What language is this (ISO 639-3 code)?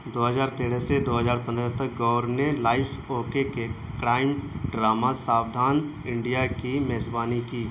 urd